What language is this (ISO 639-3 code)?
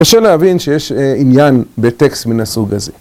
heb